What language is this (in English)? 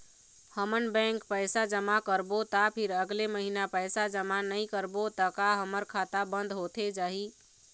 Chhattisgarhi